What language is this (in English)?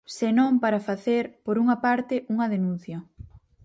Galician